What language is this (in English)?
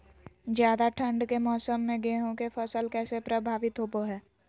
Magahi